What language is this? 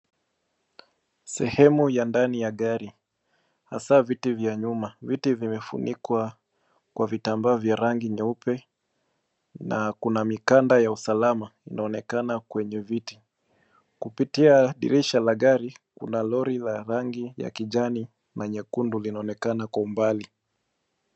Swahili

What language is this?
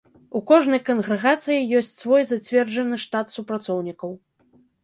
Belarusian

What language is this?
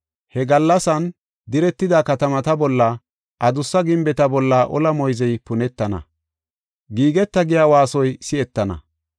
Gofa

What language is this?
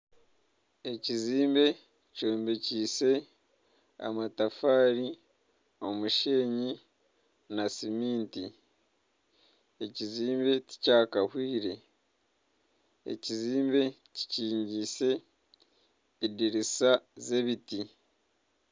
Nyankole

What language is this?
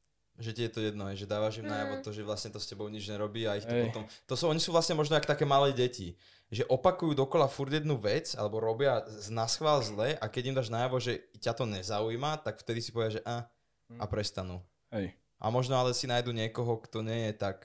Slovak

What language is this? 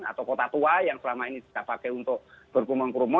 Indonesian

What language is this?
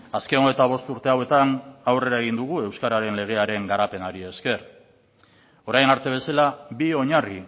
Basque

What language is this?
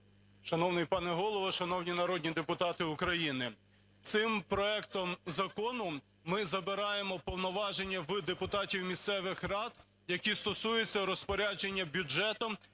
Ukrainian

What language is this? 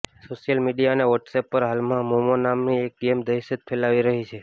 Gujarati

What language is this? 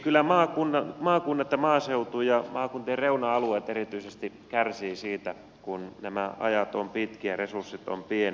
Finnish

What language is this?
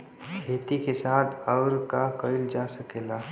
Bhojpuri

